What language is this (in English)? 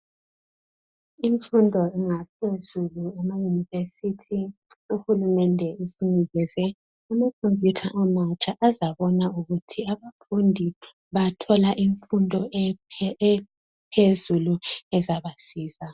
North Ndebele